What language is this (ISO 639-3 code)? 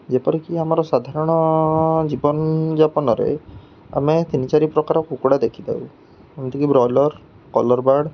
ori